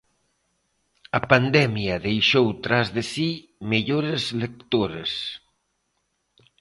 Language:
Galician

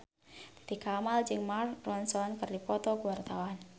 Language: Sundanese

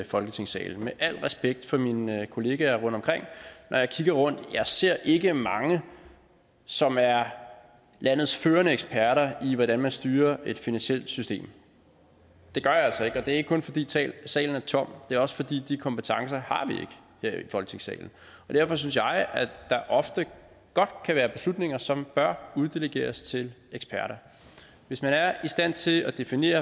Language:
Danish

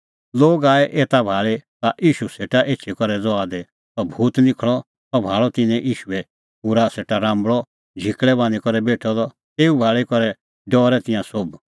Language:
Kullu Pahari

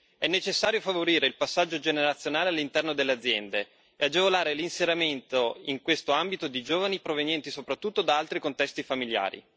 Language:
Italian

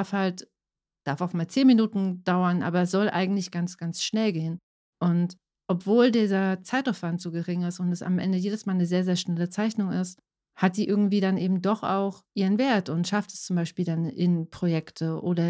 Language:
German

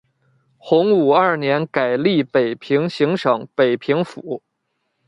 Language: Chinese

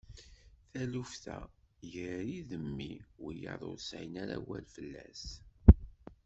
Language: Kabyle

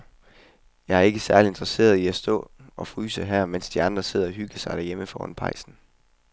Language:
Danish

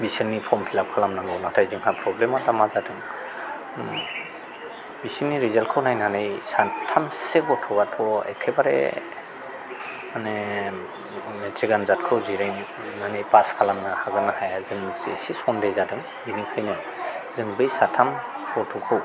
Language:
Bodo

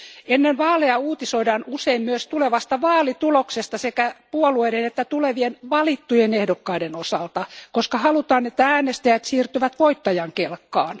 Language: Finnish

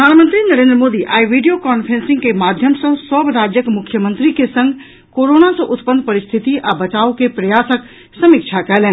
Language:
Maithili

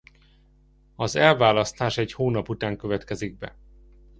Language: Hungarian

